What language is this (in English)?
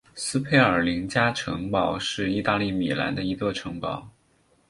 Chinese